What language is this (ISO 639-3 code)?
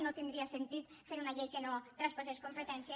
cat